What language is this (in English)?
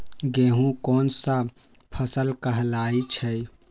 Magahi